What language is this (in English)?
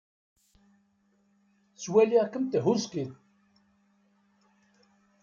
Kabyle